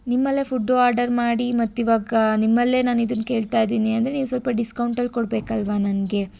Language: Kannada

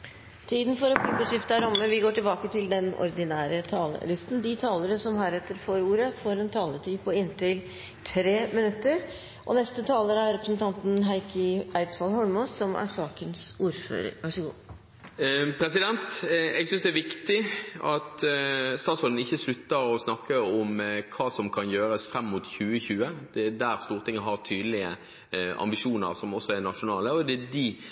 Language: Norwegian Bokmål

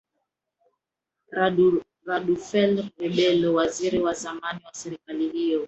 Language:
Swahili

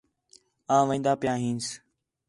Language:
Khetrani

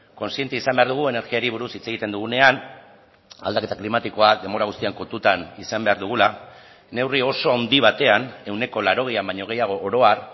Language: Basque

